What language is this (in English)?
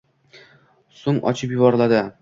Uzbek